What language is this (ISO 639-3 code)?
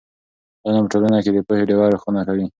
pus